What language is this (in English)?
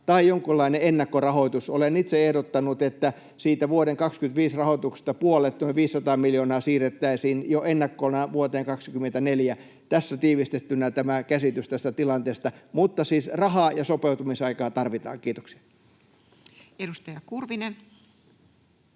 Finnish